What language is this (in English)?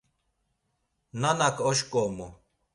Laz